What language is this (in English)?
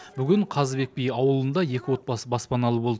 Kazakh